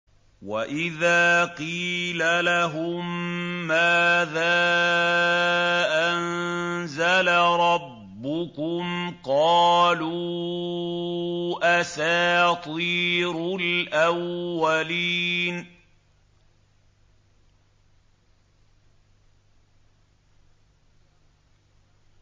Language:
Arabic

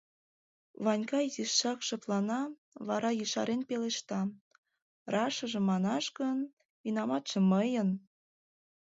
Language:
Mari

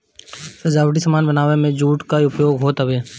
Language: Bhojpuri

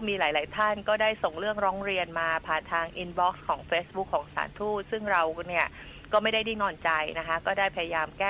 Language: Thai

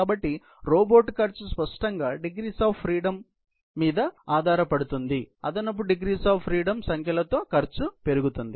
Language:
Telugu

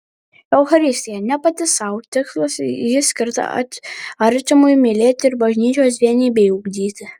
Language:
Lithuanian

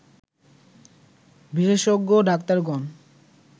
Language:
Bangla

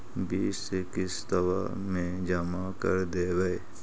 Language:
Magahi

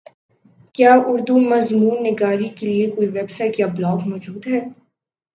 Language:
Urdu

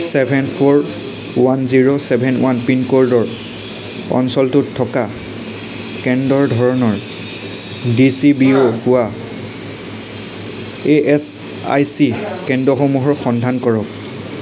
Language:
Assamese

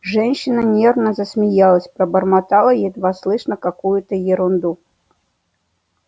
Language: Russian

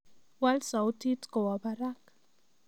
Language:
Kalenjin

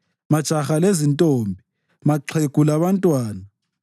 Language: North Ndebele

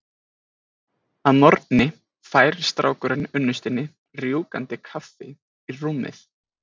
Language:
Icelandic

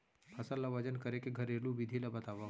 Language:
Chhattisgarhi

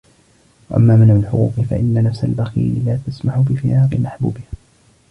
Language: Arabic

